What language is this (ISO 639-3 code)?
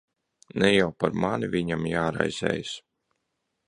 lav